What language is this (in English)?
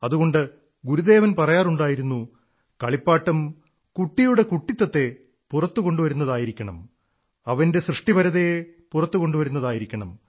Malayalam